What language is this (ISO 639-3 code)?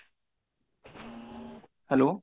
ori